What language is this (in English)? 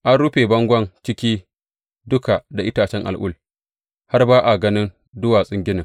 Hausa